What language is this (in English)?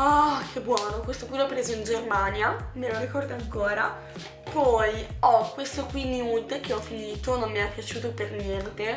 Italian